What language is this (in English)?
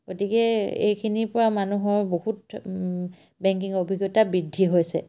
Assamese